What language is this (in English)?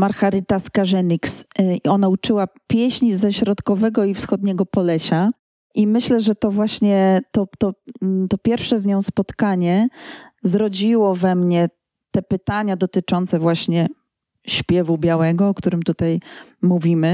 Polish